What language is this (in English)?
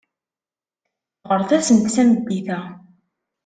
Kabyle